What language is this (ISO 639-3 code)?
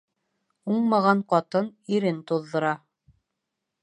bak